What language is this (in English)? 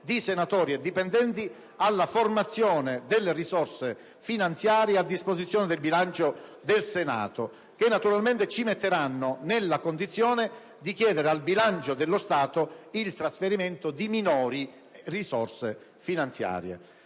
Italian